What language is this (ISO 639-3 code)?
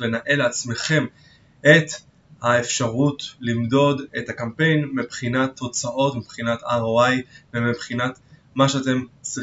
heb